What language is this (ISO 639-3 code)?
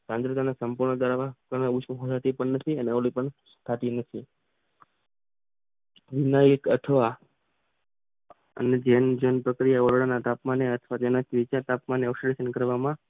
guj